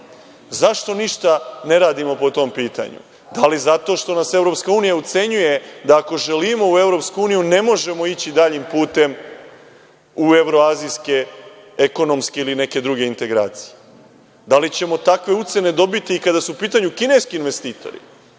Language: Serbian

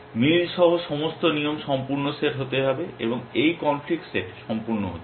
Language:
Bangla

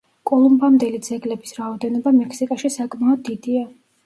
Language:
Georgian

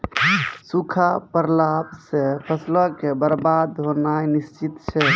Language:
Maithili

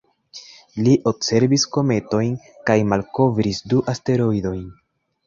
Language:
Esperanto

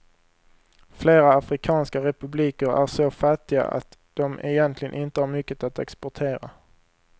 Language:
Swedish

